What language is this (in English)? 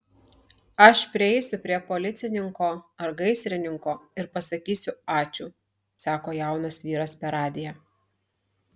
Lithuanian